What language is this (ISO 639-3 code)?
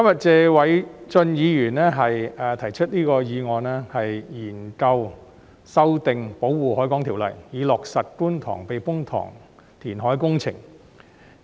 yue